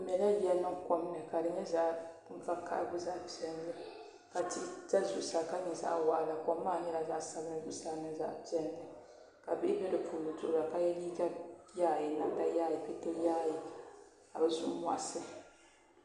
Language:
Dagbani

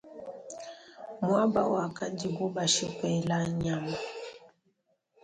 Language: Luba-Lulua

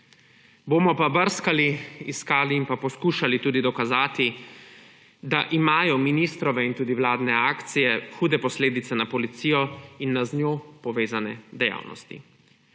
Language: Slovenian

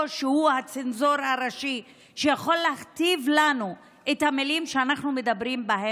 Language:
Hebrew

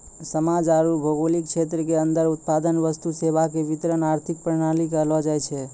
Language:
Maithili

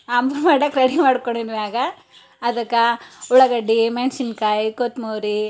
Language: Kannada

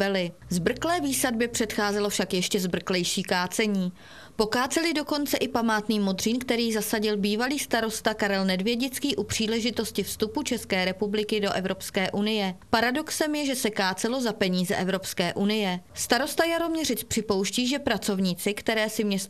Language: Czech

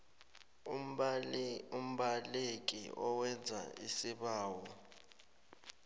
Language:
South Ndebele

